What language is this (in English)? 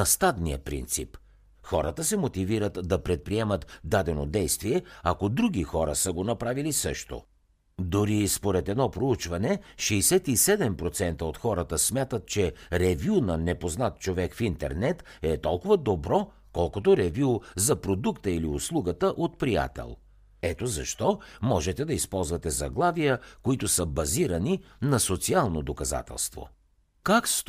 Bulgarian